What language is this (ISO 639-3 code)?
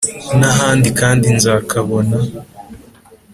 kin